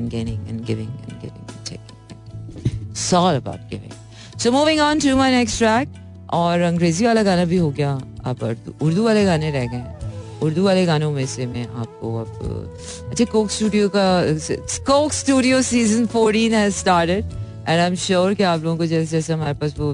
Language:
Hindi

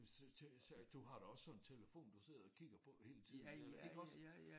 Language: Danish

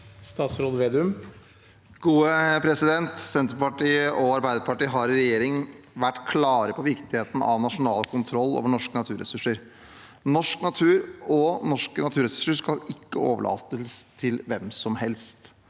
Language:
Norwegian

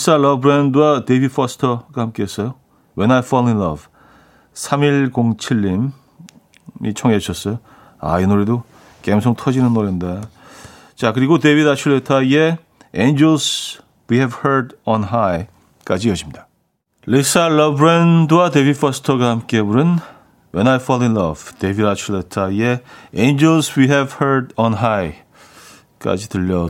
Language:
Korean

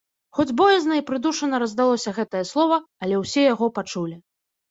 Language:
Belarusian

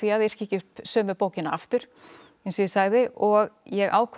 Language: Icelandic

